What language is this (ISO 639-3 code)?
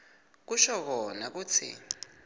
ssw